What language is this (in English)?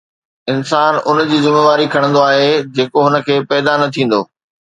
Sindhi